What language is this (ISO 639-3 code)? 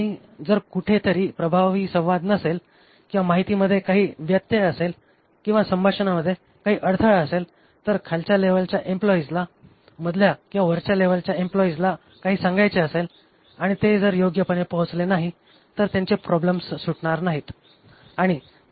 mar